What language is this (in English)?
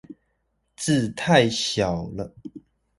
Chinese